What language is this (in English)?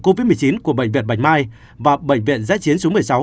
Vietnamese